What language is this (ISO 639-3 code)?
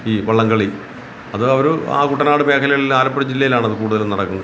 mal